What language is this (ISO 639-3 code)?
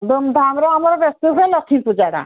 ori